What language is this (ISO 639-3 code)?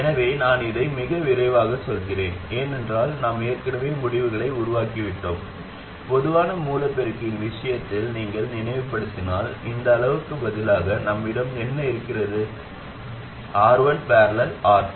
tam